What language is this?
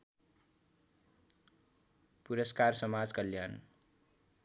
Nepali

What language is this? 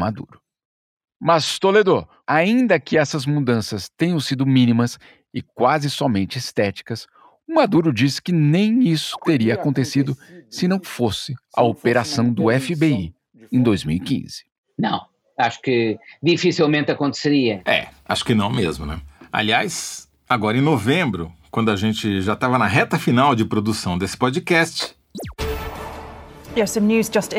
Portuguese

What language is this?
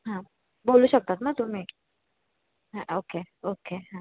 Marathi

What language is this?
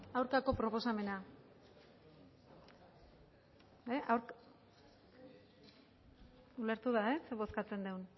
Basque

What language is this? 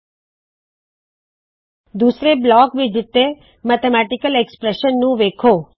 Punjabi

